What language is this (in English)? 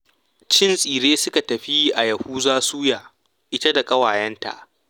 Hausa